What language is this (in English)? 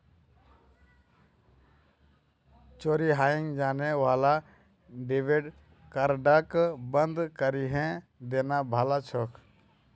Magahi